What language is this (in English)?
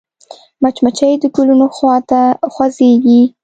Pashto